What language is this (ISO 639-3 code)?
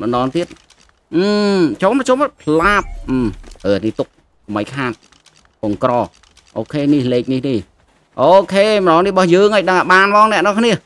vie